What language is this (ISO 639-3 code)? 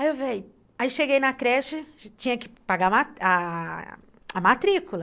por